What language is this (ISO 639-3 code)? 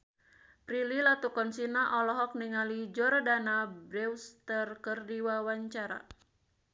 sun